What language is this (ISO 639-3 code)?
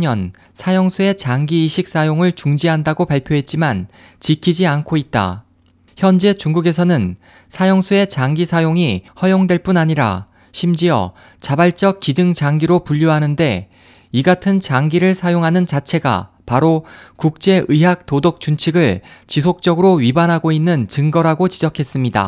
kor